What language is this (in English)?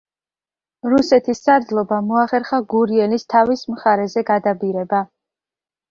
Georgian